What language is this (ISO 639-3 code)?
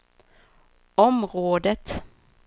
swe